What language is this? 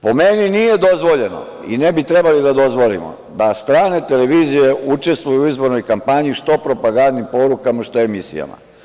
Serbian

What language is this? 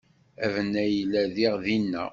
Kabyle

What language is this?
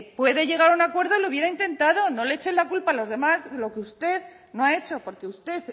Spanish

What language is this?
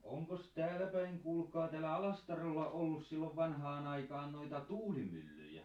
Finnish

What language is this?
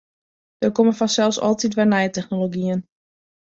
Western Frisian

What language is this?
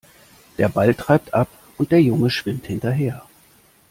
German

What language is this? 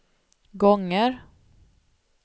Swedish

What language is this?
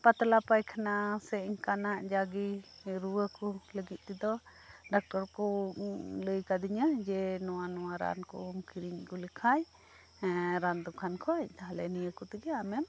Santali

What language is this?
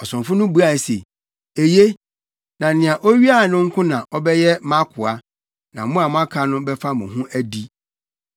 Akan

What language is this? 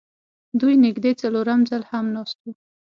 Pashto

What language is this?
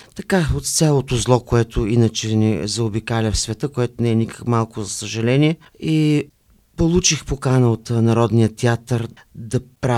Bulgarian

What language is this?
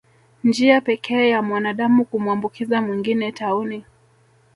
Swahili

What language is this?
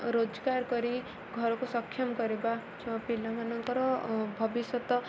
Odia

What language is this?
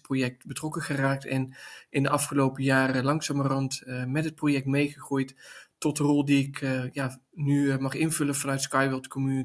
Dutch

